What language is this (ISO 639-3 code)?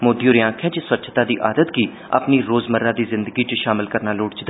doi